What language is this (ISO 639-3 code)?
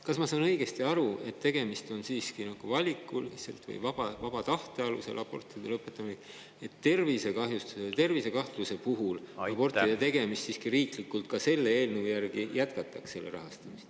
est